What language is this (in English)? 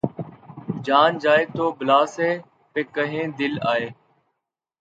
Urdu